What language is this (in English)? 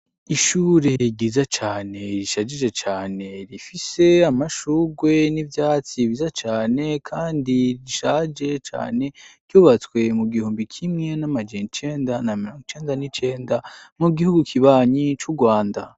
Rundi